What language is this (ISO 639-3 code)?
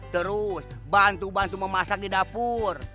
ind